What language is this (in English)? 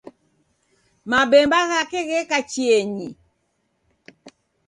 Taita